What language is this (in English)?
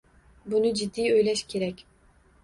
Uzbek